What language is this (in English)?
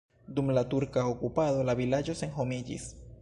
Esperanto